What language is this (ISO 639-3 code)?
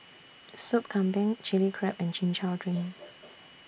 eng